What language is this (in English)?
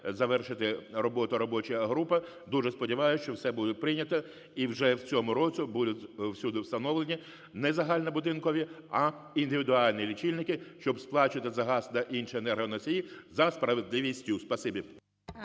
Ukrainian